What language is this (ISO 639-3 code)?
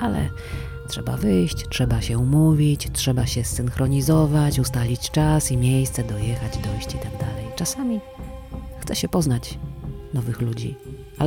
pol